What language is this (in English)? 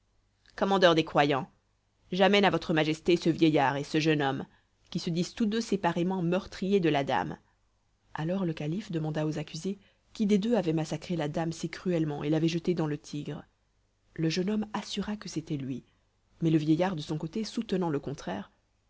French